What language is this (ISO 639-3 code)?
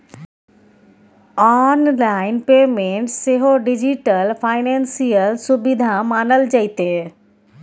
mai